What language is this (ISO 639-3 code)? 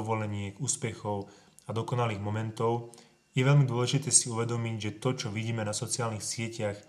slk